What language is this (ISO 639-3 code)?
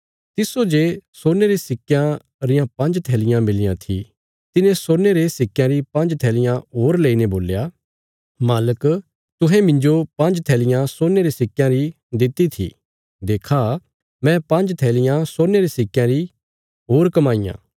kfs